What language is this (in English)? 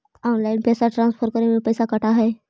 Magahi